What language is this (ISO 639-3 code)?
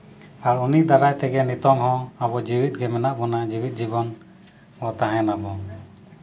sat